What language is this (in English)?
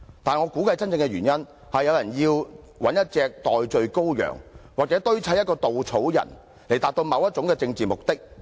Cantonese